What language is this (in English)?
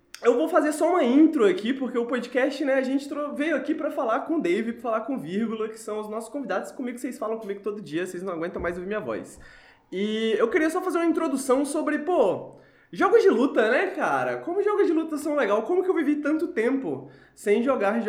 Portuguese